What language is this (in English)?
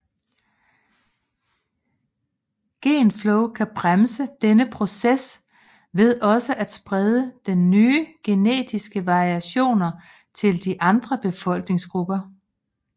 Danish